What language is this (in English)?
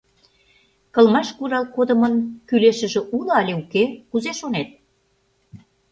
Mari